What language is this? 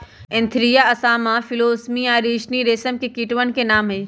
Magahi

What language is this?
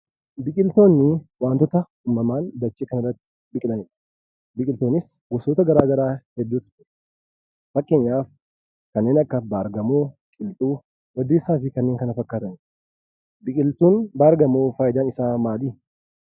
Oromo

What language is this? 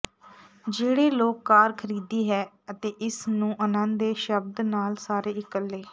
Punjabi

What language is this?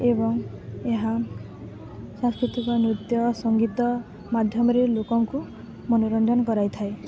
Odia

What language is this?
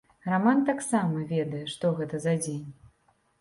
Belarusian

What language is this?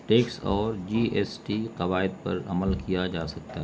Urdu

